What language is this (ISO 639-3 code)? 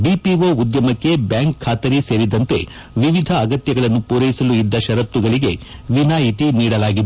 kan